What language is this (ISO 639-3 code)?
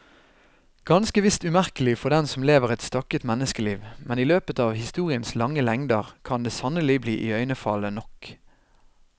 nor